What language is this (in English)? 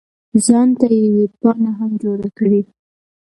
Pashto